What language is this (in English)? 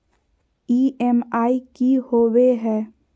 Magahi